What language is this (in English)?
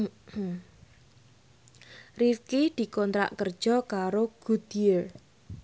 Javanese